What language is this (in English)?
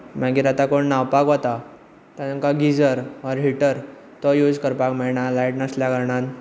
Konkani